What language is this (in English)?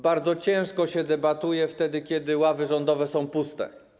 Polish